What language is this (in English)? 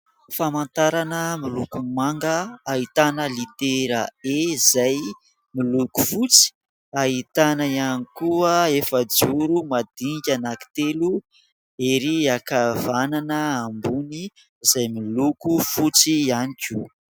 Malagasy